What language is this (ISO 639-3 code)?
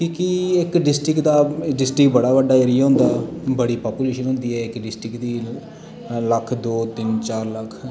doi